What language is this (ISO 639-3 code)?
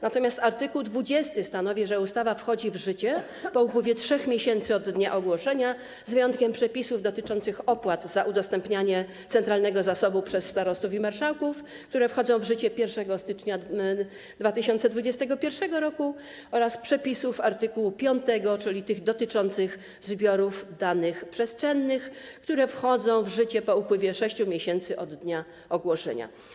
pol